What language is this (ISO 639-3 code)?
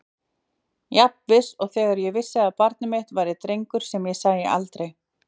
isl